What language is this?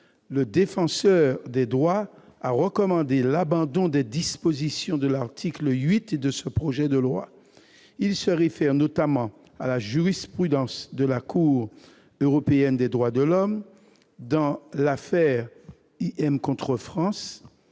French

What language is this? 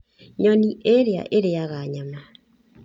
Kikuyu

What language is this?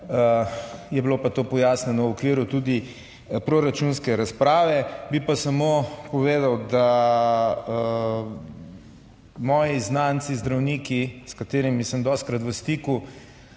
Slovenian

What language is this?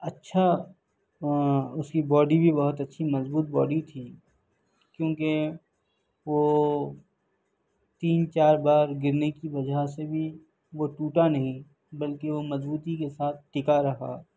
Urdu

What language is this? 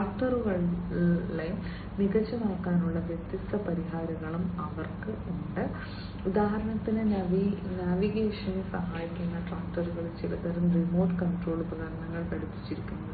Malayalam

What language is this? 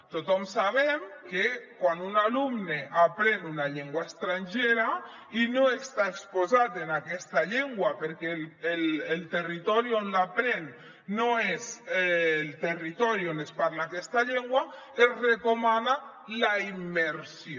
Catalan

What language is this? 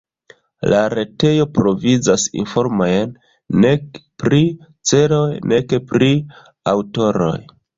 Esperanto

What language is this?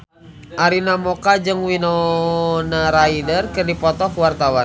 Sundanese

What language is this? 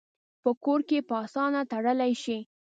Pashto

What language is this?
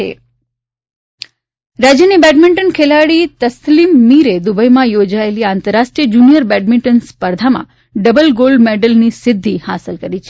Gujarati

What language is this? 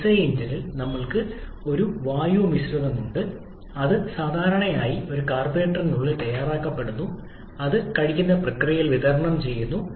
Malayalam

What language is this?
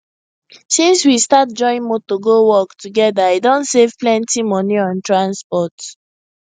Nigerian Pidgin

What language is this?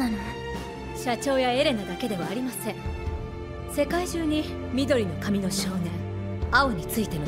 Japanese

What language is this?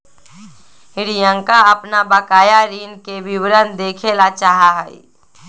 Magahi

